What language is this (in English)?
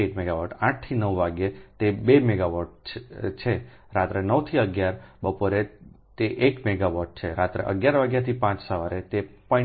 Gujarati